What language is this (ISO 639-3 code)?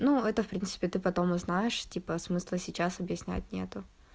rus